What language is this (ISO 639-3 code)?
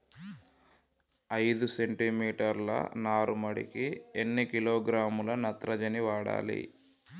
tel